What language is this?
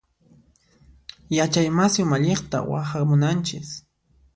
Puno Quechua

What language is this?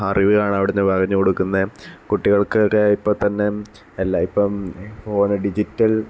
Malayalam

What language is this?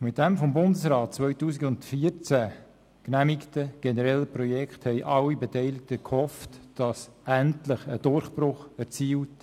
Swiss German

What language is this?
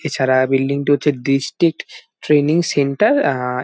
Bangla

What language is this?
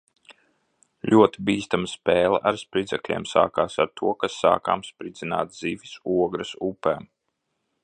Latvian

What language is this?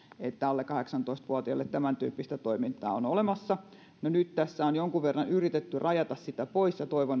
Finnish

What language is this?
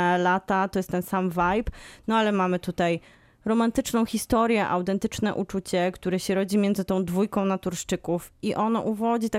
Polish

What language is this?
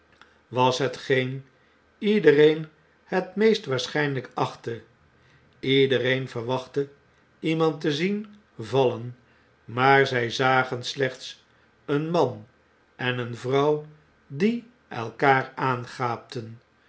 Dutch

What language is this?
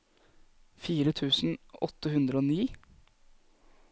Norwegian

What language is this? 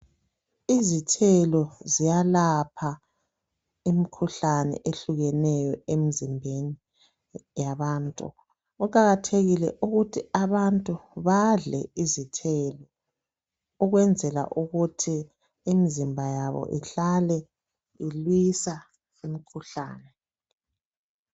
North Ndebele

